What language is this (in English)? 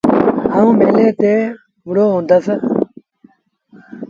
Sindhi Bhil